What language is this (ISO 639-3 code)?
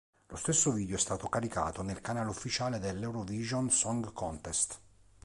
ita